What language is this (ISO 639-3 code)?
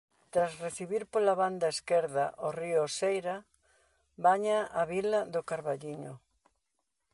glg